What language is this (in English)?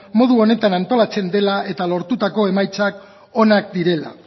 Basque